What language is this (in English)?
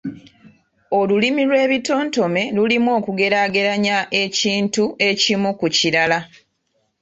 Ganda